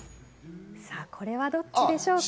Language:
Japanese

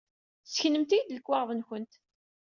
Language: Kabyle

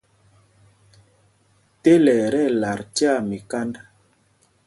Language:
Mpumpong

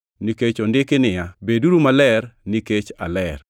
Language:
Luo (Kenya and Tanzania)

